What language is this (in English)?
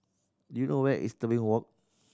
English